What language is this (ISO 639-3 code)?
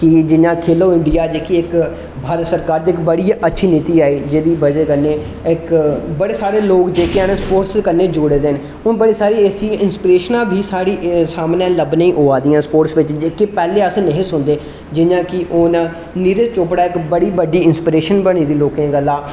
doi